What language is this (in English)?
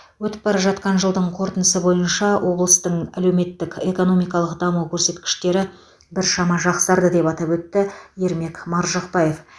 Kazakh